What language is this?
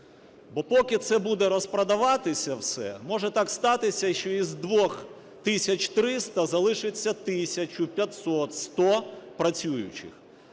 Ukrainian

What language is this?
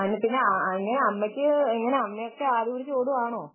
Malayalam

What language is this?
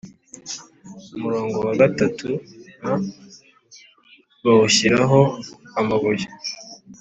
Kinyarwanda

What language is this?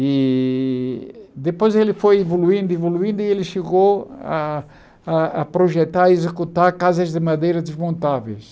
Portuguese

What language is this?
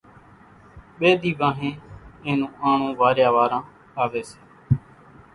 Kachi Koli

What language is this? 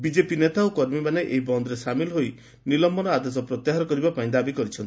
Odia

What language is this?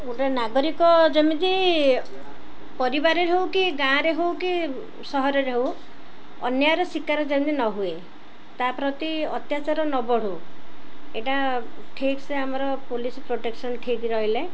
Odia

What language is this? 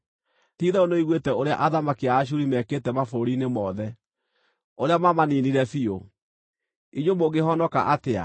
Kikuyu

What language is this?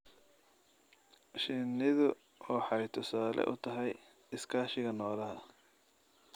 Somali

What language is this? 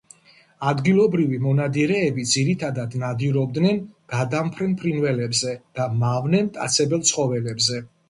Georgian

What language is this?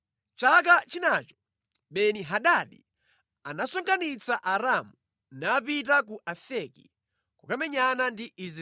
Nyanja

